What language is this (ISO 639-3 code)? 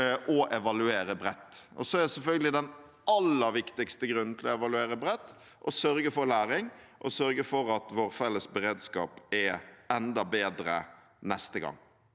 nor